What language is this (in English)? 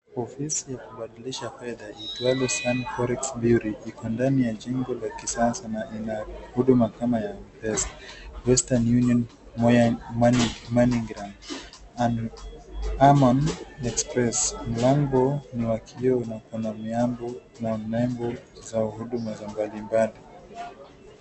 Swahili